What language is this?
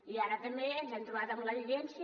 Catalan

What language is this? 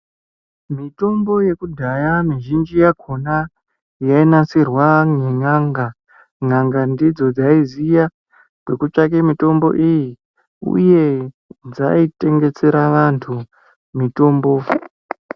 Ndau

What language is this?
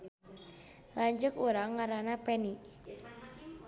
Sundanese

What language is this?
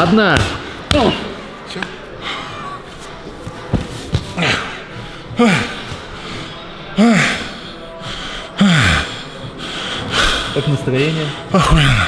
Russian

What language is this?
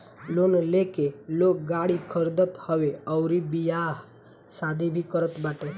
Bhojpuri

